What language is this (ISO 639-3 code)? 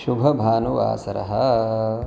san